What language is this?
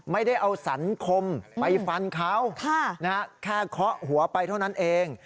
Thai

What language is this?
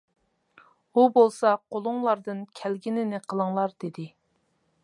Uyghur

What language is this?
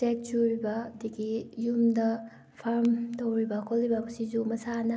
Manipuri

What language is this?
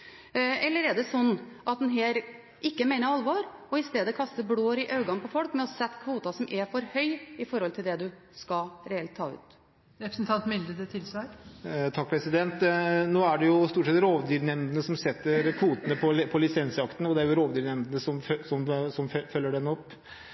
Norwegian Bokmål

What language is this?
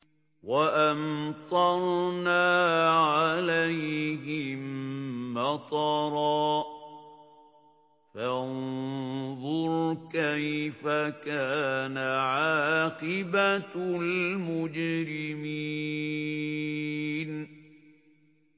Arabic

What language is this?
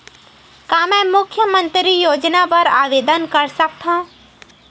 Chhattisgarhi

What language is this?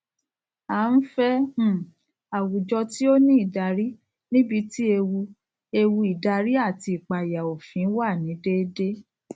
Yoruba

